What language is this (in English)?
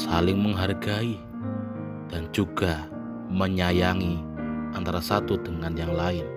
Indonesian